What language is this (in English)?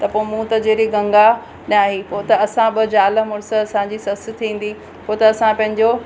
Sindhi